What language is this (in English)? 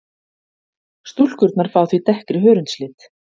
Icelandic